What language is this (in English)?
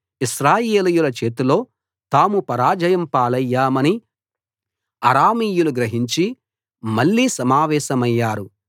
Telugu